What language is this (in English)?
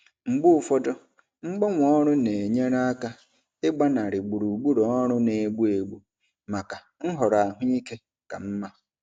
Igbo